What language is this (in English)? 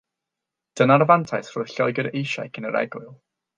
Welsh